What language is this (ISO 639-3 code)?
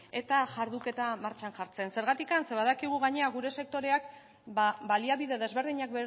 eus